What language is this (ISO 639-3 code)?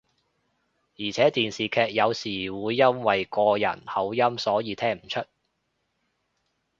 yue